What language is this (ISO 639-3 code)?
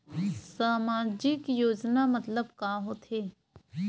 hne